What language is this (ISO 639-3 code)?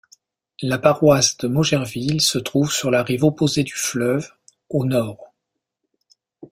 fra